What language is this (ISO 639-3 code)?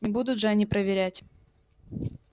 rus